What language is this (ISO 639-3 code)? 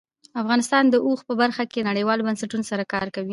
pus